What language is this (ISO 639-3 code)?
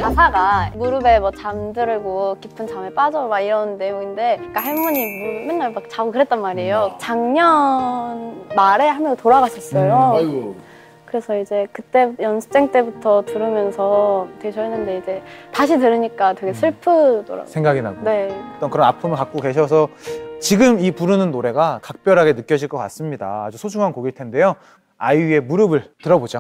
kor